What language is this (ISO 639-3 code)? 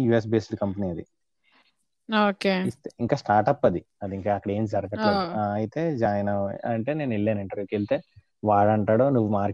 tel